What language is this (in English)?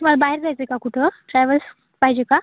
Marathi